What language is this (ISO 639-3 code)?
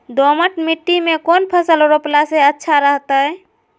mag